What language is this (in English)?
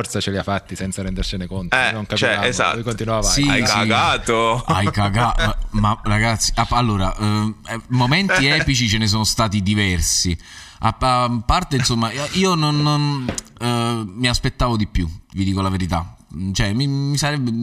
Italian